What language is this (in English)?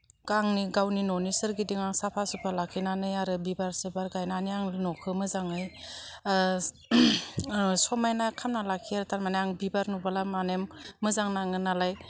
Bodo